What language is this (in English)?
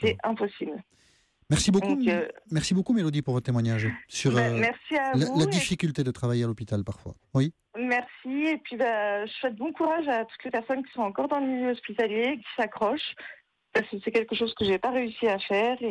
French